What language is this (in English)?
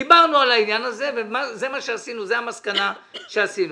Hebrew